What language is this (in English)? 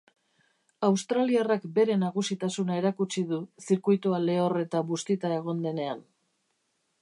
Basque